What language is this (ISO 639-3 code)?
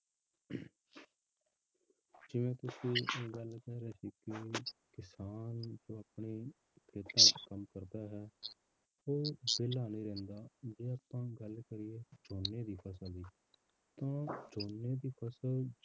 pan